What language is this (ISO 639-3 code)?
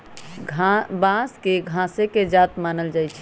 mag